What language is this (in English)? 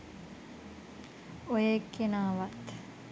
Sinhala